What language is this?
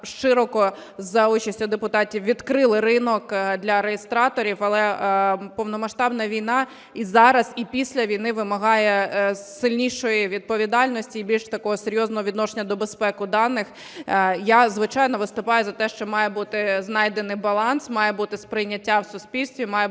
Ukrainian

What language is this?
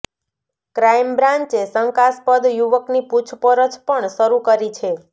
Gujarati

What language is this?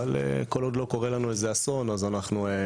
Hebrew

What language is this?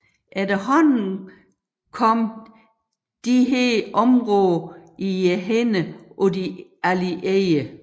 Danish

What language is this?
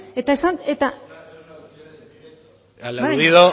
Basque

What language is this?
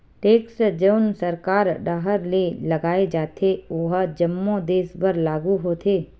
Chhattisgarhi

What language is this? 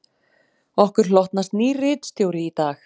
Icelandic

